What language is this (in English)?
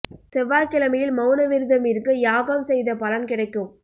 Tamil